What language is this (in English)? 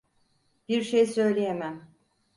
Turkish